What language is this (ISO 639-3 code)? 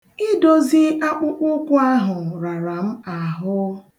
ibo